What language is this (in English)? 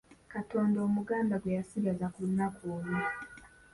Ganda